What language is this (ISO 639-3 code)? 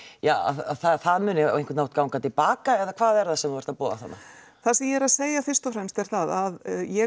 isl